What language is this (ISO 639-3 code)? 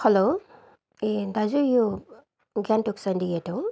nep